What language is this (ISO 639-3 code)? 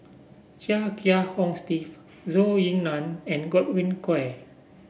eng